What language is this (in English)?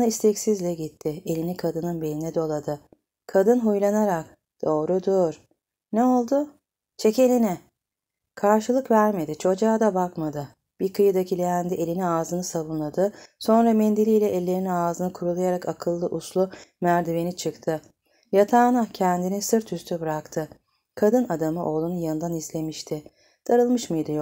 Turkish